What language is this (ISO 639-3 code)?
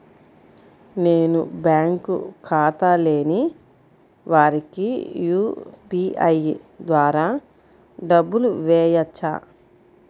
tel